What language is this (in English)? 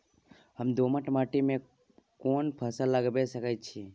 Maithili